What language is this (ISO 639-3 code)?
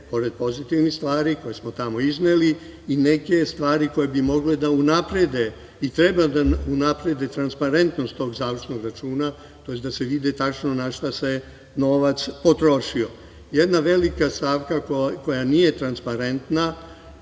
srp